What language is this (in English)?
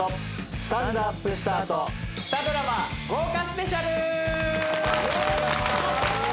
Japanese